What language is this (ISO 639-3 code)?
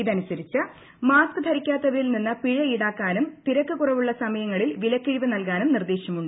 mal